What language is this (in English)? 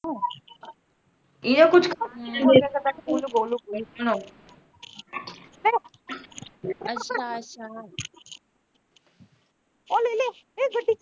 Punjabi